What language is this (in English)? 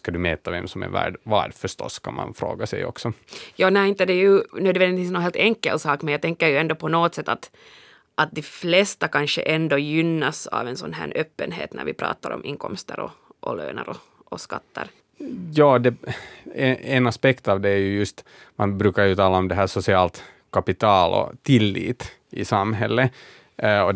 Swedish